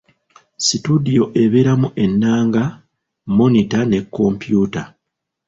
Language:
Ganda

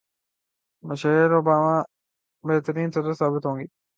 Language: Urdu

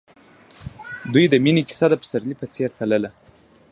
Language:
Pashto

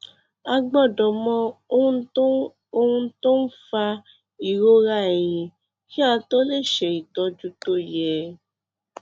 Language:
Yoruba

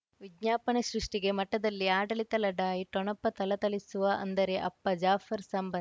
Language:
Kannada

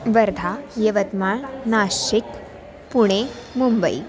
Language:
Sanskrit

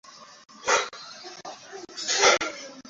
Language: Swahili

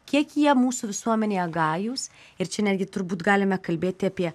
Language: Lithuanian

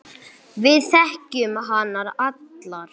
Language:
Icelandic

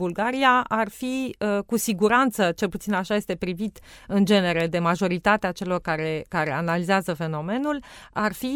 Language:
Romanian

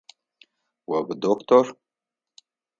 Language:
Adyghe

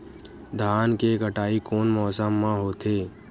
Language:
Chhattisgarhi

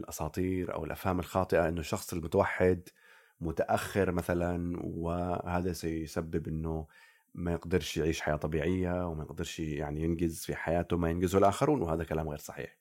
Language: Arabic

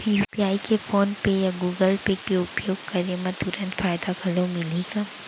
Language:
Chhattisgarhi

